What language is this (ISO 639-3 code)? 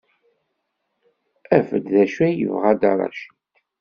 kab